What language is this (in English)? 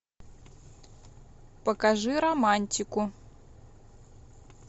Russian